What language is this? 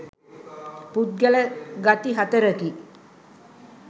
Sinhala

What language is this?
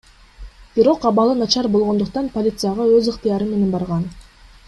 Kyrgyz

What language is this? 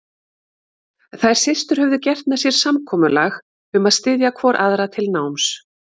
Icelandic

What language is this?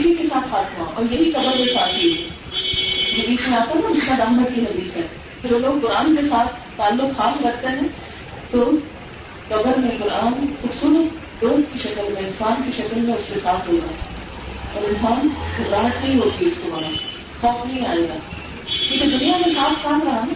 Urdu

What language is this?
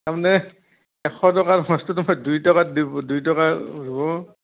Assamese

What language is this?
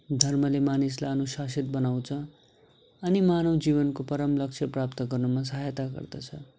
Nepali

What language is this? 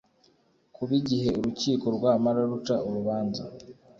Kinyarwanda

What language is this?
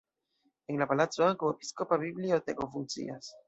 Esperanto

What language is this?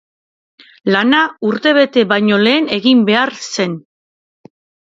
Basque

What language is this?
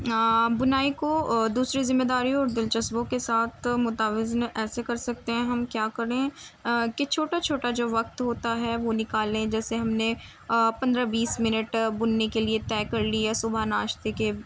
Urdu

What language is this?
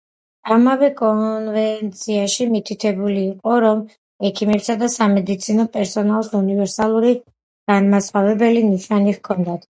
Georgian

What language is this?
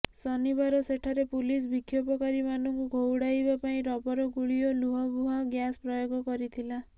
Odia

